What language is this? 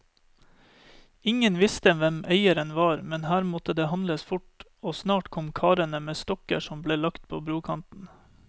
Norwegian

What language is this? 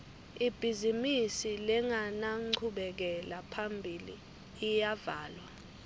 Swati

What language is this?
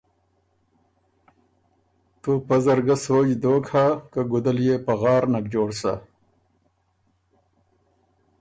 Ormuri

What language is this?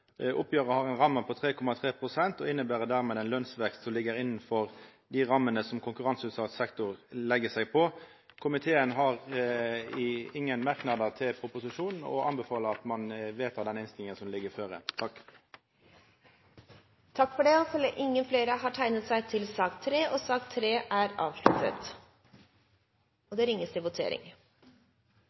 Norwegian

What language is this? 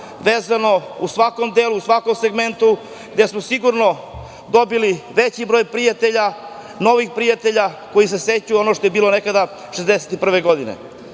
Serbian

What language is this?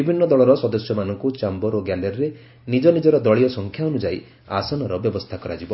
Odia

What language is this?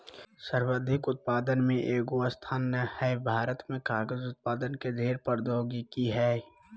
Magahi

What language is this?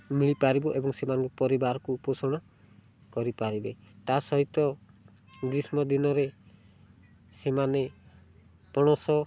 Odia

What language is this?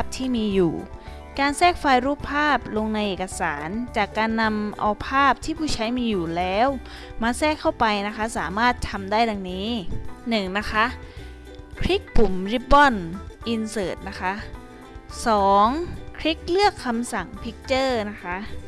Thai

